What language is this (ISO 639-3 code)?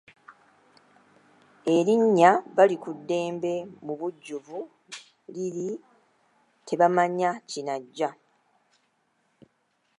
lug